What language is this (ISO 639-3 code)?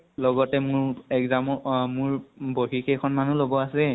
asm